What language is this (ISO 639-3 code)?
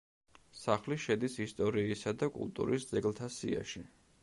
kat